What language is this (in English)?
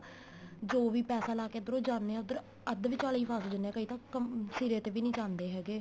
Punjabi